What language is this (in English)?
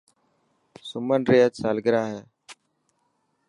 Dhatki